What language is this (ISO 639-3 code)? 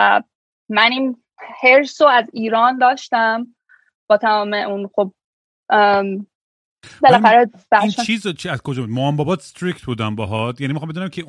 fas